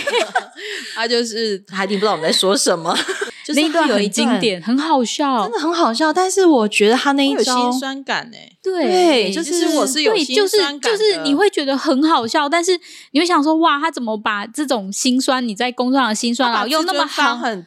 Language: Chinese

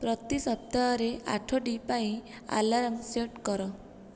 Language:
Odia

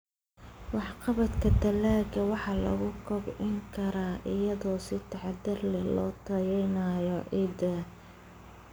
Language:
Somali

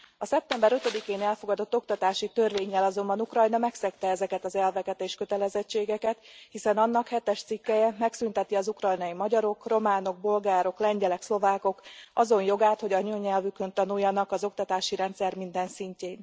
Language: Hungarian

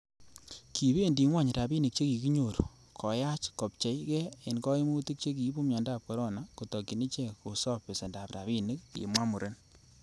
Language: Kalenjin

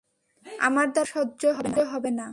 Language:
Bangla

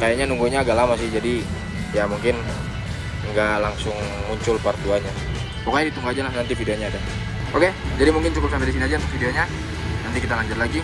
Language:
Indonesian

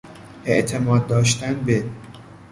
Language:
Persian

